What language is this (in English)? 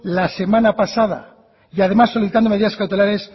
Spanish